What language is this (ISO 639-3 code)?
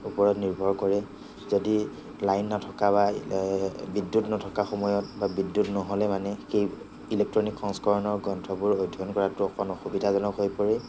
asm